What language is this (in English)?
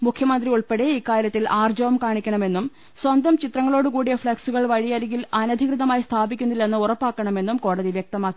Malayalam